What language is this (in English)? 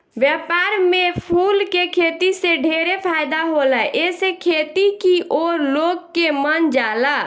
Bhojpuri